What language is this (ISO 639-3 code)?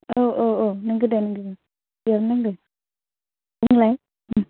brx